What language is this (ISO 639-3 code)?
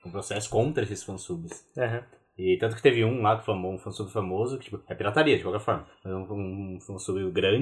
por